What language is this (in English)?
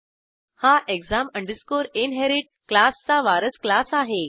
Marathi